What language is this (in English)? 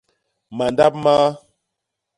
Basaa